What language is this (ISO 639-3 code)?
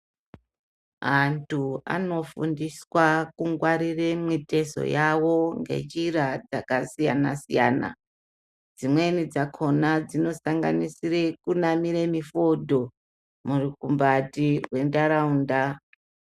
ndc